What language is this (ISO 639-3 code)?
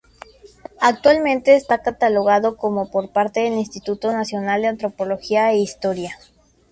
spa